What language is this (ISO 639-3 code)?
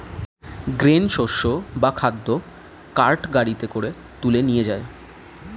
ben